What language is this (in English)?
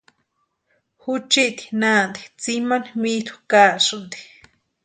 Western Highland Purepecha